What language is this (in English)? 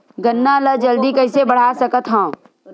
Chhattisgarhi